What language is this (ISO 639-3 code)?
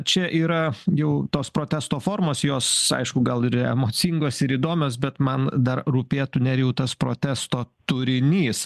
lit